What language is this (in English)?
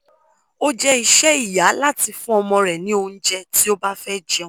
Yoruba